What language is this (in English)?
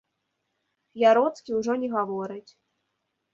Belarusian